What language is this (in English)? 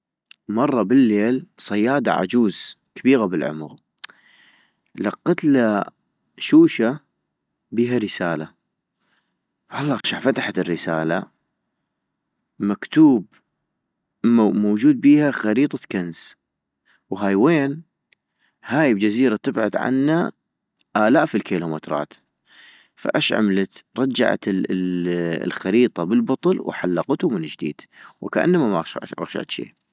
North Mesopotamian Arabic